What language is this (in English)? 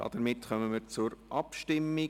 Swiss German